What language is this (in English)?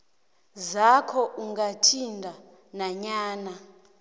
South Ndebele